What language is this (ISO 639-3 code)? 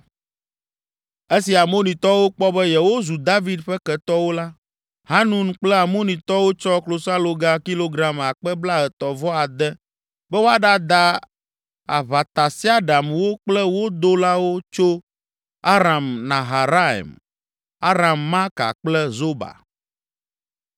ewe